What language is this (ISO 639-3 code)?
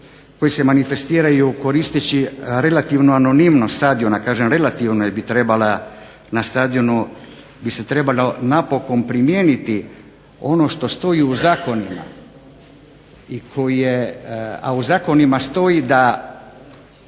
hrv